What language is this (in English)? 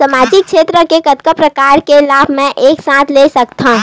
Chhattisgarhi